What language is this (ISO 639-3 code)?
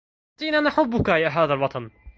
ara